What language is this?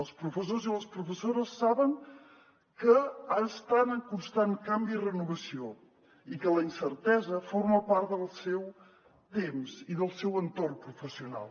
Catalan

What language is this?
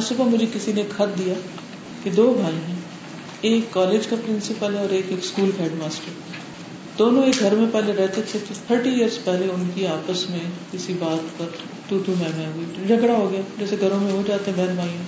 Urdu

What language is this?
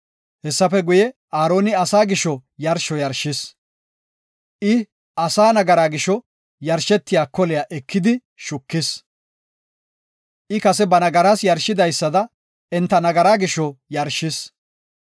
Gofa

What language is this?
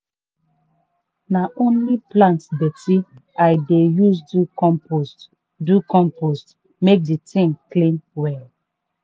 Nigerian Pidgin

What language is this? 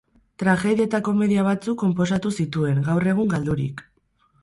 Basque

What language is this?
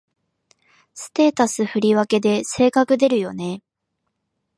Japanese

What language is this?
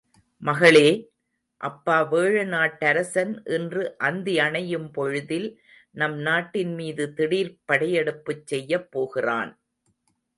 Tamil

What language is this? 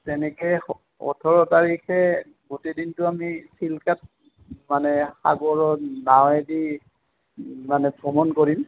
Assamese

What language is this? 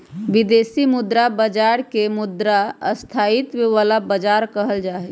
Magahi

